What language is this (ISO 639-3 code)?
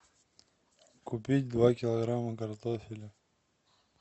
rus